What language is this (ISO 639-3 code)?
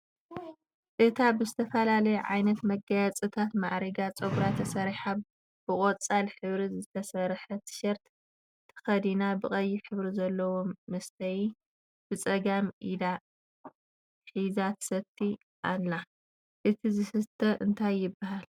tir